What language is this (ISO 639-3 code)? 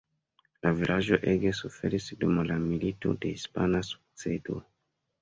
epo